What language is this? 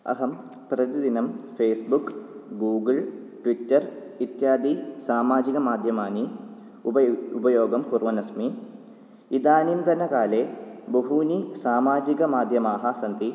Sanskrit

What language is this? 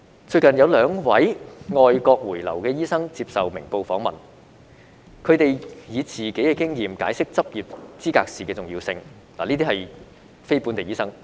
Cantonese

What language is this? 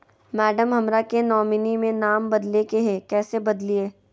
Magahi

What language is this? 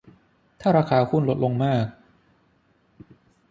Thai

